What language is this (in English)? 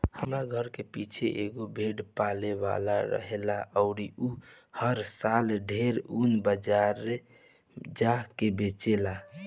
Bhojpuri